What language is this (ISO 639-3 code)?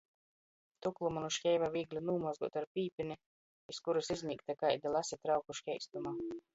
ltg